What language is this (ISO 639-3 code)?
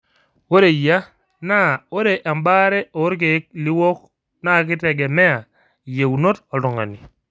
mas